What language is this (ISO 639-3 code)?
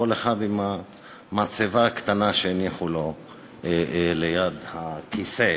heb